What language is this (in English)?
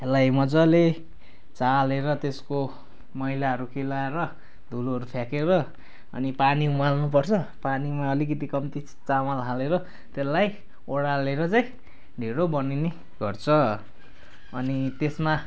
Nepali